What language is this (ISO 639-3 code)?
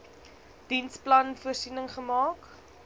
afr